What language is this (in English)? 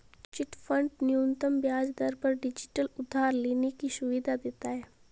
Hindi